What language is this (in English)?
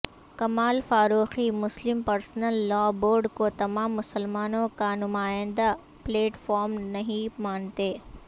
Urdu